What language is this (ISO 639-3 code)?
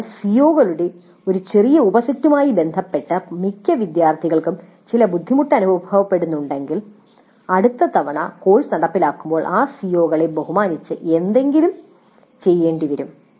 mal